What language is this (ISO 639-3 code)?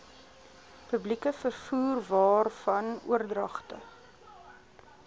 afr